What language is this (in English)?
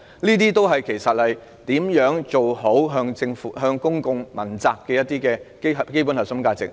Cantonese